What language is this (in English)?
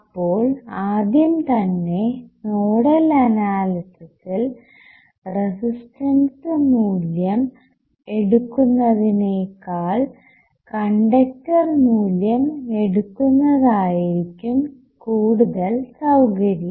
Malayalam